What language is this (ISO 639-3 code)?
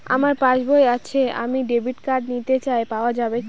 ben